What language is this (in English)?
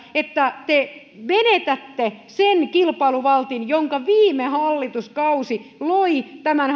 Finnish